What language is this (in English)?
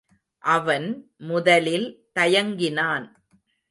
Tamil